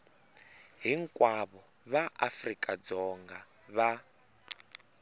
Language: Tsonga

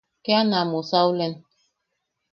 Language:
Yaqui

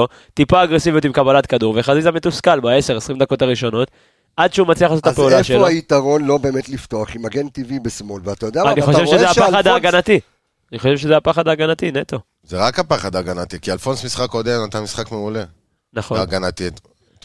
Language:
Hebrew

